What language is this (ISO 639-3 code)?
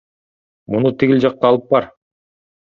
kir